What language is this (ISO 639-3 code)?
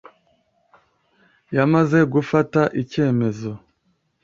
kin